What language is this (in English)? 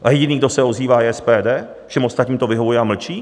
Czech